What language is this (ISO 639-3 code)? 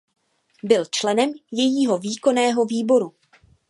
ces